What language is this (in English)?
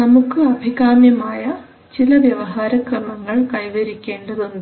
Malayalam